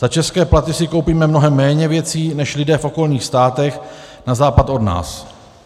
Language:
Czech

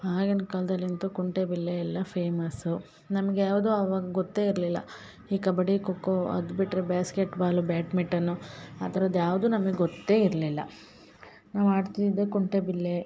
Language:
Kannada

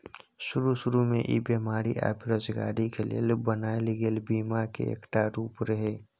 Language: Maithili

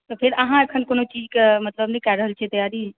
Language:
Maithili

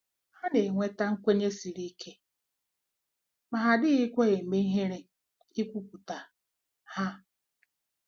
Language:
Igbo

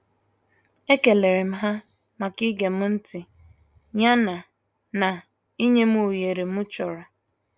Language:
Igbo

